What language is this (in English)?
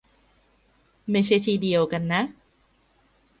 Thai